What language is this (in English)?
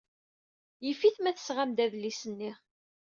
Kabyle